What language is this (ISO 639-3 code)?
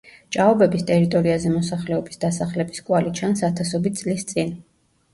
kat